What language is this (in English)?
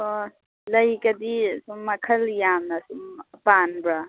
Manipuri